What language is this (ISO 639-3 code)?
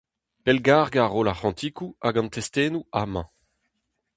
bre